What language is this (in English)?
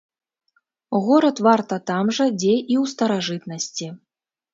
Belarusian